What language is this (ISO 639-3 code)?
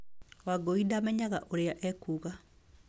kik